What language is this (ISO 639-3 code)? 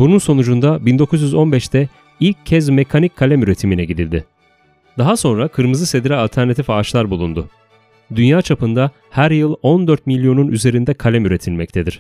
tur